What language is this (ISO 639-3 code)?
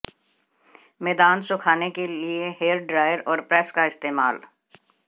hin